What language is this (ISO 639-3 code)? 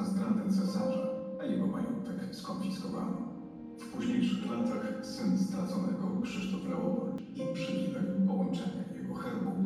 pol